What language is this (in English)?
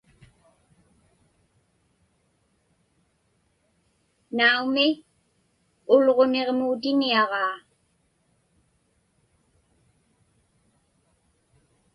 Inupiaq